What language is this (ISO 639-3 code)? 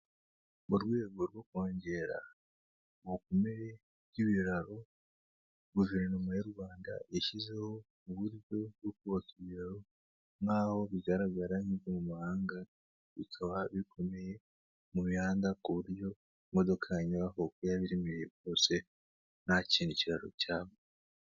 kin